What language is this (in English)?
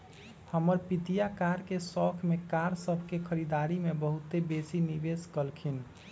Magahi